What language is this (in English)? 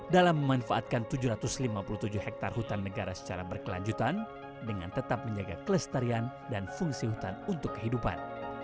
Indonesian